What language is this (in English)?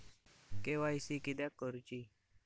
Marathi